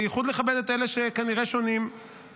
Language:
Hebrew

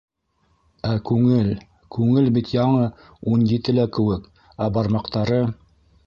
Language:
Bashkir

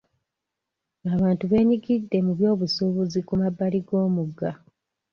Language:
Ganda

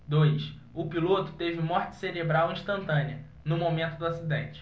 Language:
Portuguese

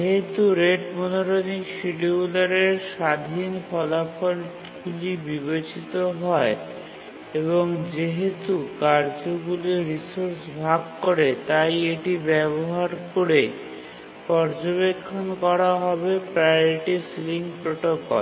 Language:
Bangla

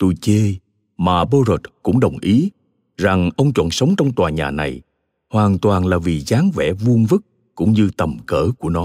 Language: Vietnamese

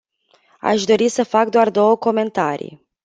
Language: Romanian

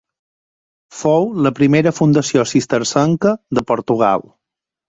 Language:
Catalan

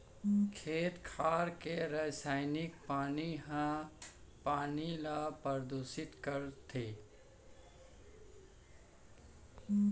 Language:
Chhattisgarhi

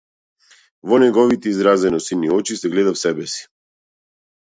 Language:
Macedonian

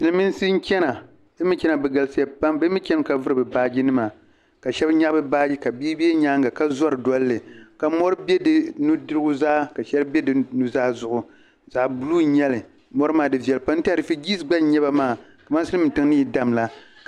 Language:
Dagbani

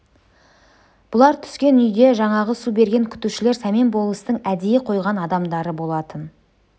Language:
Kazakh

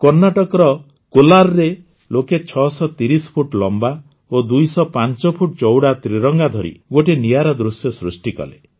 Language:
Odia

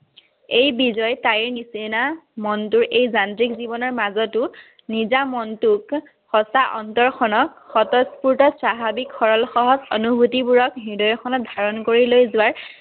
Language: Assamese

